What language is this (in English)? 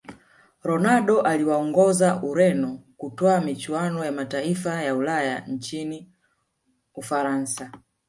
Swahili